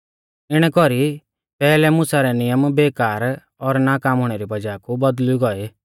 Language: Mahasu Pahari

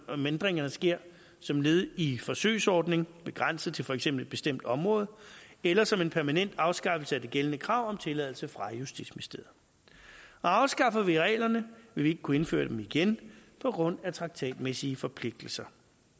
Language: Danish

